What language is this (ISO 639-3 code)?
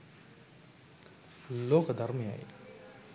sin